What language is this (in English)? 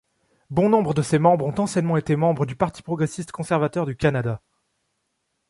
French